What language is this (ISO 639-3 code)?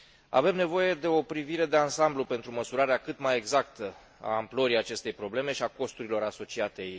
ron